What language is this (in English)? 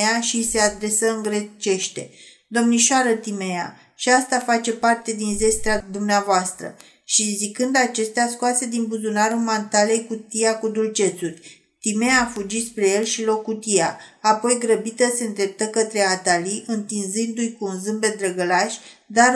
Romanian